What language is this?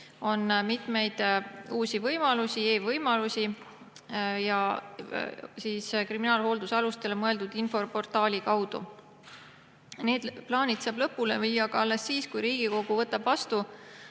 Estonian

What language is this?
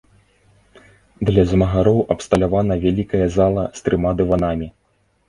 Belarusian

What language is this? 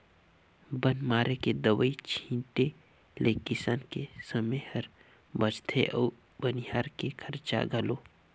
Chhattisgarhi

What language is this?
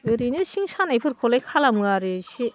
Bodo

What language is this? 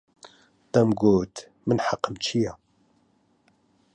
Central Kurdish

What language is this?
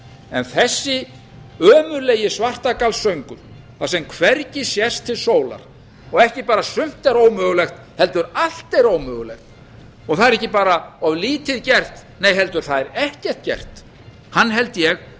Icelandic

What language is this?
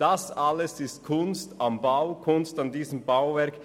Swiss German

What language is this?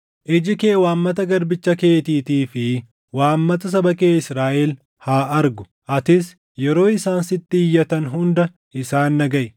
Oromo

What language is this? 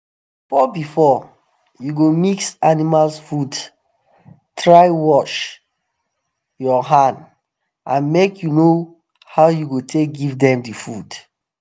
Nigerian Pidgin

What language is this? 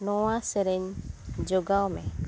Santali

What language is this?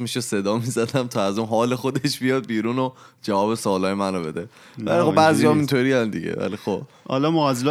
Persian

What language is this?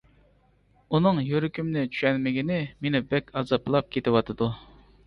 Uyghur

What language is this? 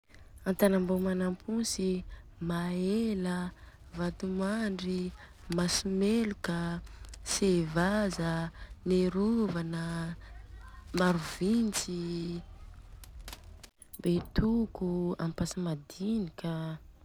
Southern Betsimisaraka Malagasy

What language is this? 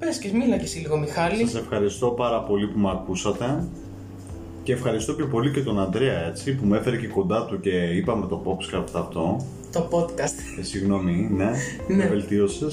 Greek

